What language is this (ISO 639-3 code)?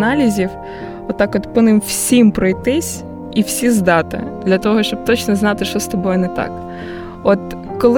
ukr